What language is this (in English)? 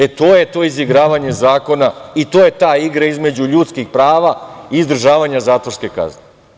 Serbian